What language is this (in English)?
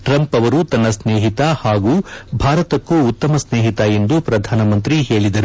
Kannada